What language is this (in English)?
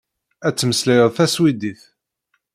Kabyle